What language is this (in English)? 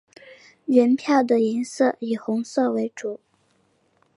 Chinese